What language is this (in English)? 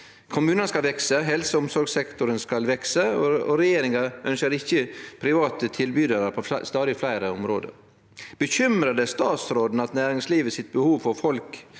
Norwegian